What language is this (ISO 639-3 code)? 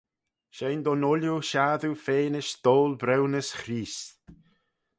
glv